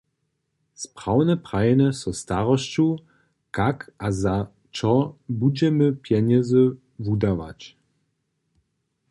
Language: Upper Sorbian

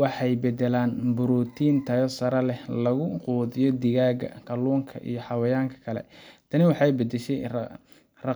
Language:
Somali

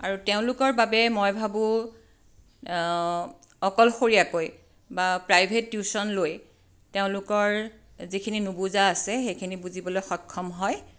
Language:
Assamese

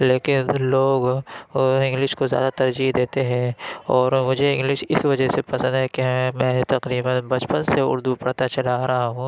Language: Urdu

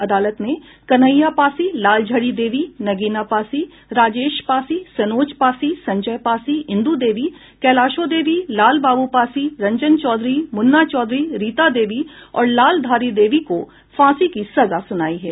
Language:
Hindi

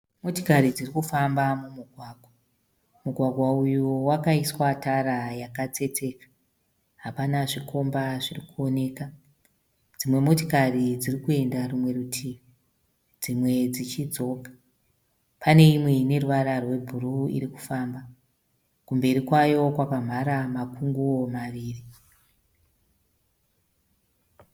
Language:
Shona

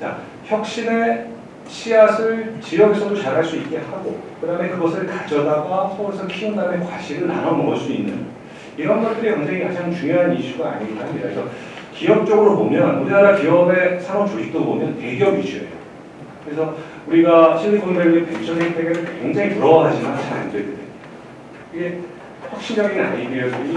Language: Korean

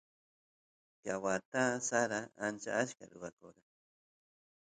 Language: Santiago del Estero Quichua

